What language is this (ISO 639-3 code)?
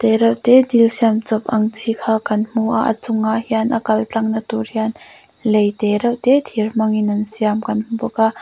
lus